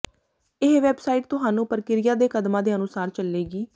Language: Punjabi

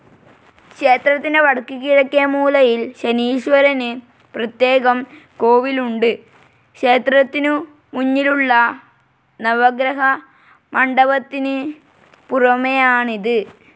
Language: Malayalam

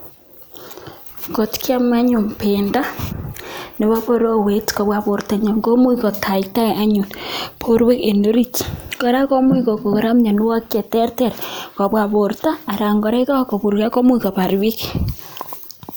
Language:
Kalenjin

